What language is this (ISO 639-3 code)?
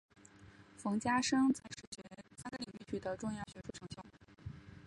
zho